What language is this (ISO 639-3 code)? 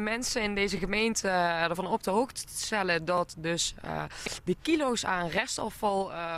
nld